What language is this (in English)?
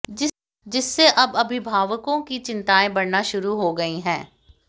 Hindi